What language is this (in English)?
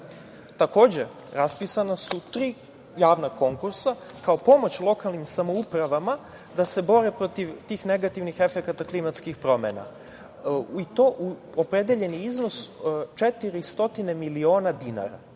Serbian